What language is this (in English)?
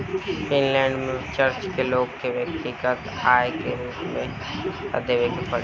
Bhojpuri